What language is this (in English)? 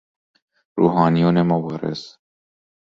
Persian